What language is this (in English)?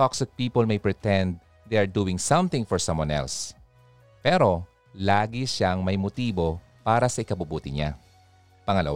Filipino